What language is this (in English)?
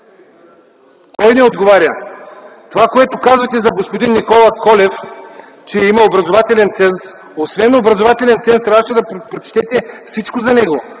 Bulgarian